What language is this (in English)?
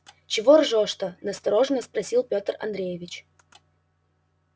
Russian